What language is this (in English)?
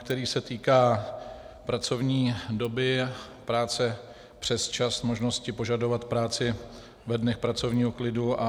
Czech